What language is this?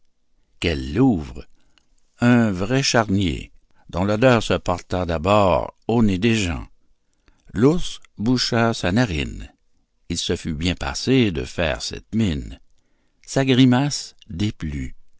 French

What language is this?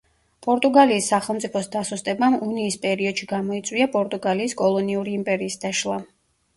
Georgian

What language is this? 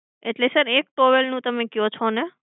Gujarati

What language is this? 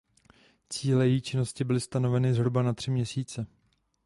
Czech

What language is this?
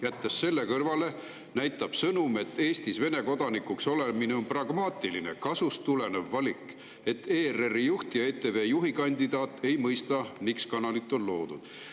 Estonian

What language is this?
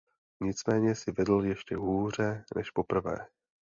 Czech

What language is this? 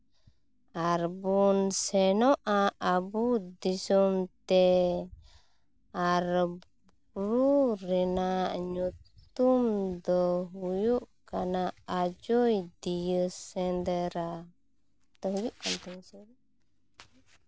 Santali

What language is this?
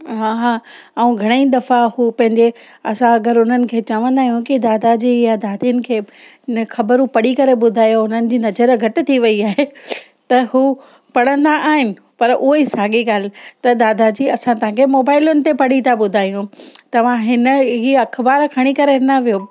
Sindhi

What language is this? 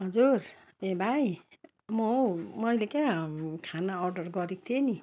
Nepali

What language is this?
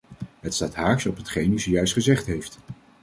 Dutch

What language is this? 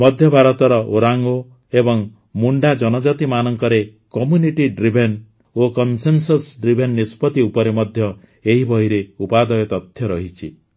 Odia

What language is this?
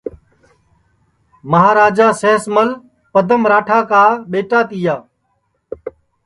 Sansi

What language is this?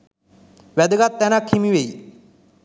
Sinhala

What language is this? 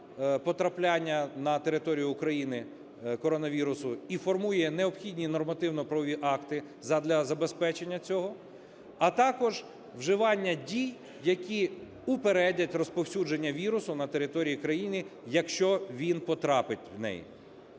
Ukrainian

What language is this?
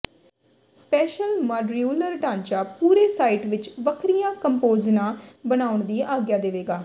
Punjabi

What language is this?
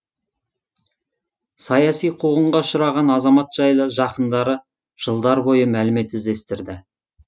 Kazakh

